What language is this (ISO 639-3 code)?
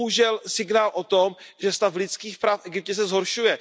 ces